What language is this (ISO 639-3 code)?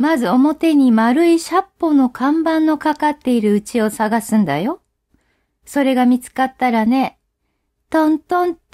jpn